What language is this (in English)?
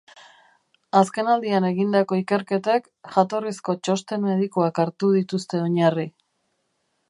Basque